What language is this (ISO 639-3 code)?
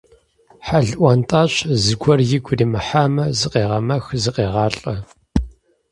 kbd